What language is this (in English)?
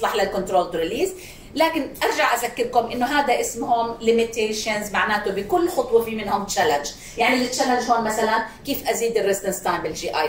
Arabic